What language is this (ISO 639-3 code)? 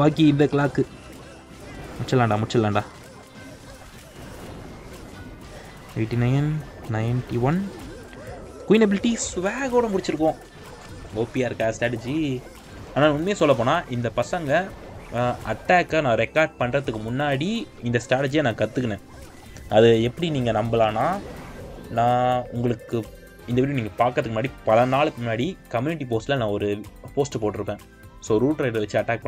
tam